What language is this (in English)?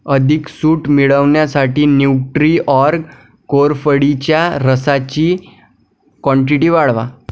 Marathi